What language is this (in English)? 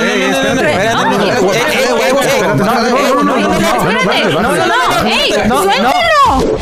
Spanish